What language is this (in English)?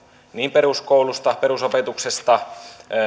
Finnish